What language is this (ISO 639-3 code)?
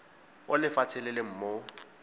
tsn